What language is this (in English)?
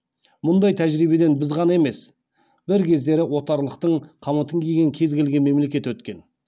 Kazakh